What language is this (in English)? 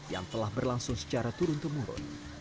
Indonesian